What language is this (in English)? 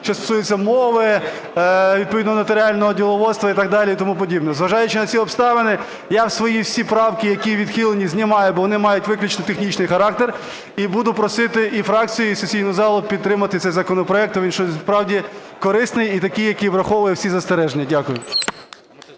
Ukrainian